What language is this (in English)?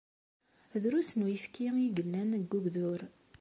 Kabyle